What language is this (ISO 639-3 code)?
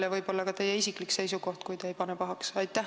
est